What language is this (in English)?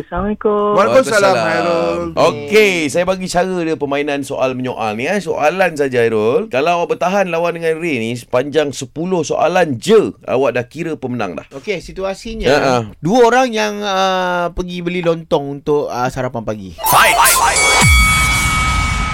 Malay